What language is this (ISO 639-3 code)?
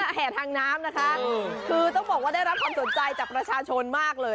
tha